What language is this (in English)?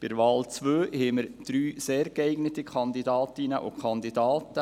Swiss German